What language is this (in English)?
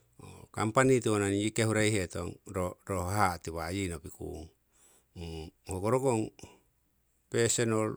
Siwai